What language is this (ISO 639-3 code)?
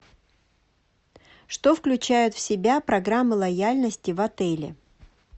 rus